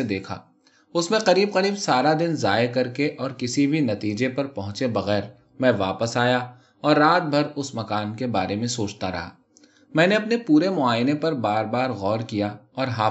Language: Urdu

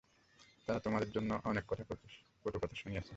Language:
Bangla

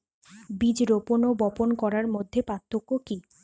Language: Bangla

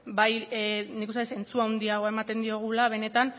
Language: Basque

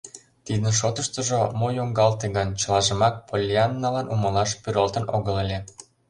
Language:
Mari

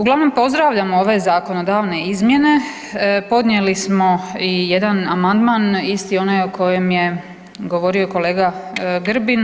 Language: Croatian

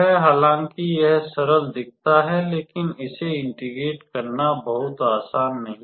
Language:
Hindi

